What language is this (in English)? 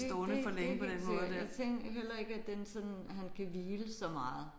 Danish